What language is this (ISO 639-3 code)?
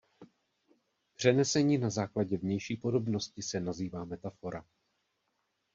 ces